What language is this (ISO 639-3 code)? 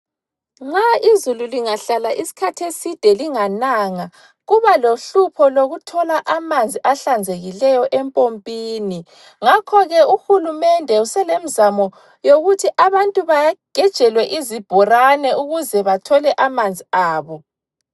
nde